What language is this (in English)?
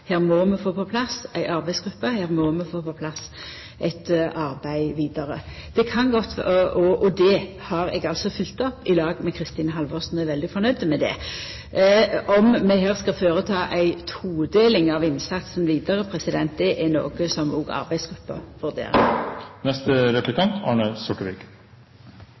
Norwegian Nynorsk